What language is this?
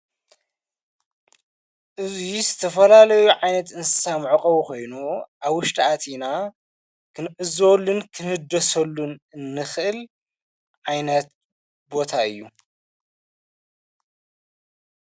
Tigrinya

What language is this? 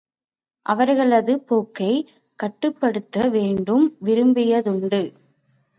Tamil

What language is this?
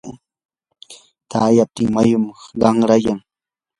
Yanahuanca Pasco Quechua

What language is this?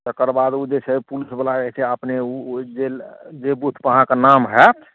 Maithili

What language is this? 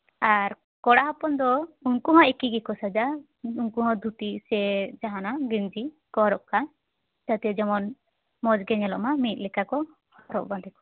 Santali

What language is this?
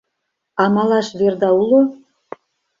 Mari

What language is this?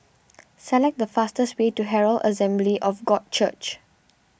English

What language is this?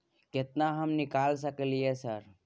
Maithili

